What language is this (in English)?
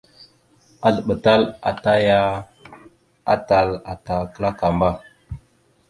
Mada (Cameroon)